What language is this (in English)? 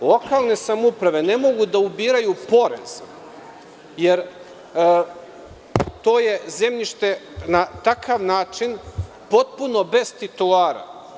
Serbian